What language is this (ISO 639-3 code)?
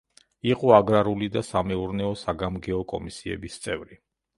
kat